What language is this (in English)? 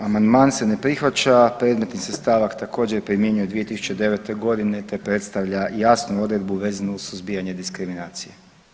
Croatian